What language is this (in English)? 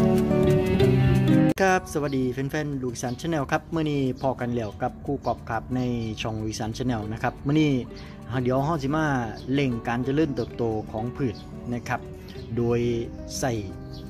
Thai